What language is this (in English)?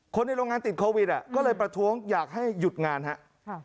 Thai